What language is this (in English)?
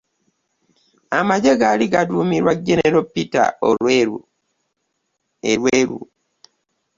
Ganda